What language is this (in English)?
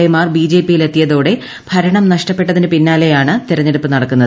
Malayalam